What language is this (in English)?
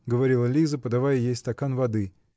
Russian